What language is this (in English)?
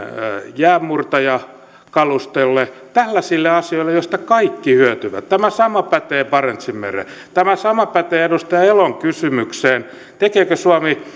Finnish